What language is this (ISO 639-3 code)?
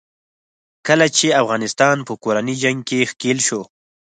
pus